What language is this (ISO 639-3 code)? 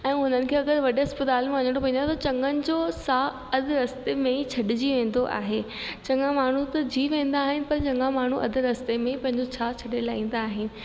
snd